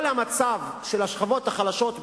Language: Hebrew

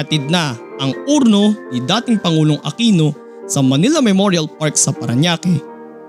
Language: Filipino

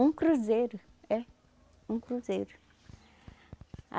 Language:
Portuguese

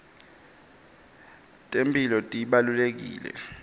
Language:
Swati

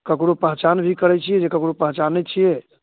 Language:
Maithili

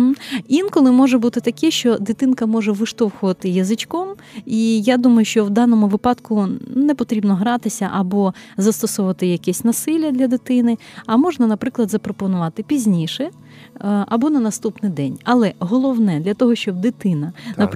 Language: Ukrainian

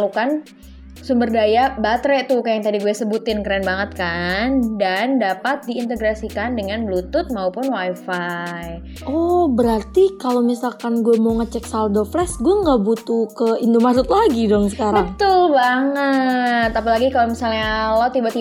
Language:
Indonesian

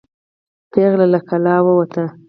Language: Pashto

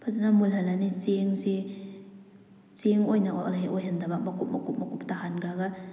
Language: Manipuri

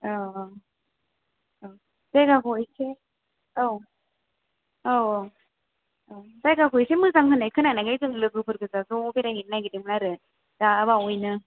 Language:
Bodo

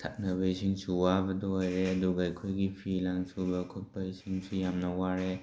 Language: Manipuri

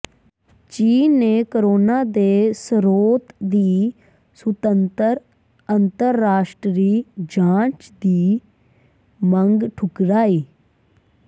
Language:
Punjabi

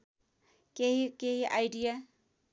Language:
Nepali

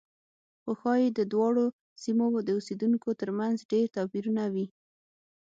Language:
Pashto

